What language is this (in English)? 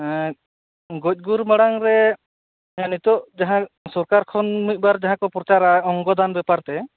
Santali